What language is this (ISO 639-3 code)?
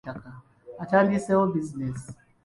lug